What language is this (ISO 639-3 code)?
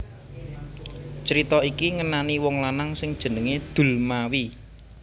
jav